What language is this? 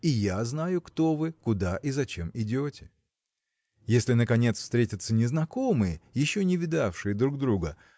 Russian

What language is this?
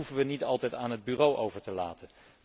Dutch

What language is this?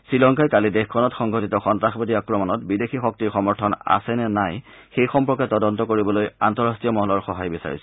Assamese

